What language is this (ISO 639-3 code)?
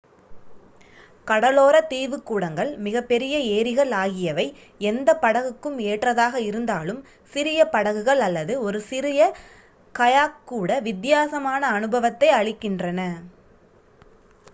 tam